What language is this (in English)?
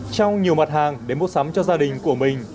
Vietnamese